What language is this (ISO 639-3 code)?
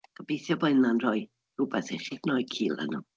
cym